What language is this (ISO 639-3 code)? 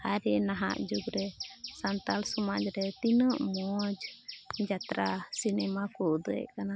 sat